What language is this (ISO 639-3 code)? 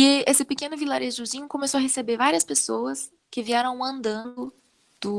por